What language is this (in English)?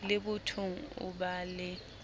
Southern Sotho